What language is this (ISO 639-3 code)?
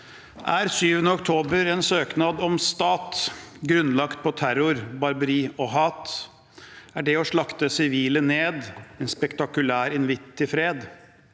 nor